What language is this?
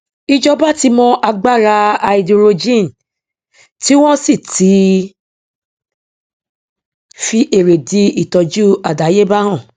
Yoruba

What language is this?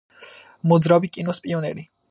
Georgian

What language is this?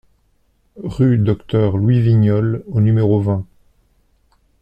French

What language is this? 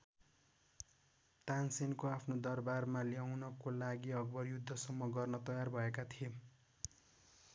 Nepali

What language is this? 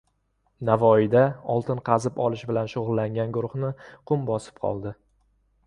Uzbek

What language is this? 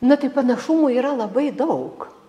Lithuanian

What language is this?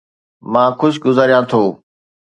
Sindhi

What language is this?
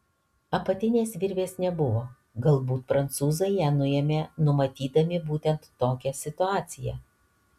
Lithuanian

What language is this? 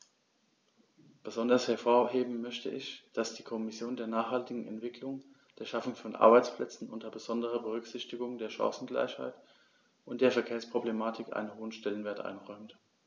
German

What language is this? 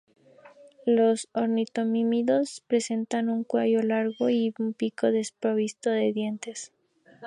Spanish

